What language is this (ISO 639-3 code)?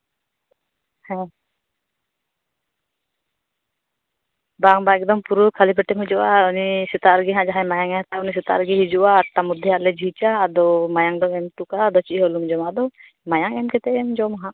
sat